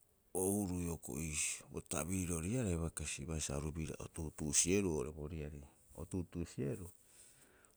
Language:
Rapoisi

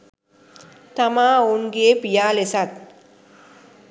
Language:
Sinhala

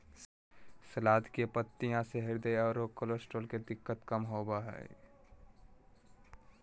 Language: Magahi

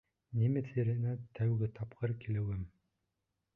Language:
Bashkir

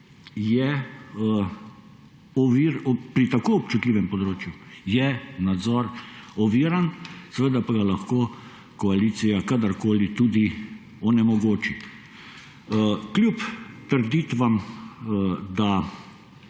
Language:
Slovenian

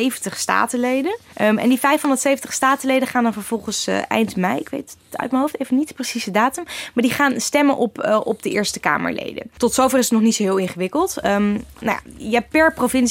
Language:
Dutch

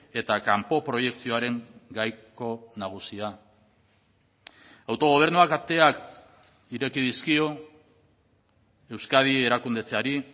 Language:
Basque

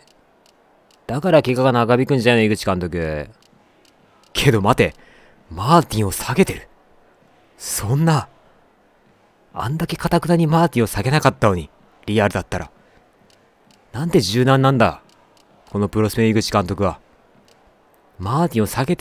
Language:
Japanese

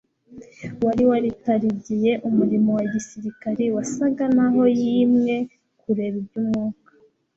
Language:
Kinyarwanda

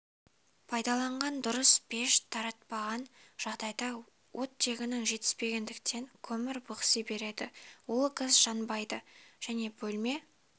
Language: Kazakh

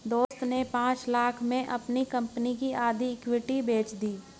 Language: Hindi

